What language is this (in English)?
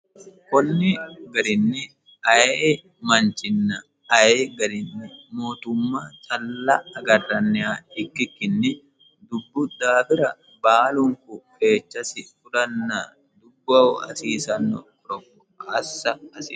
Sidamo